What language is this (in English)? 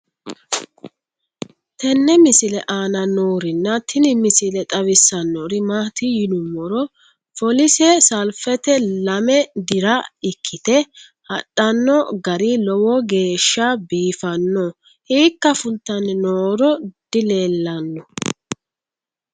Sidamo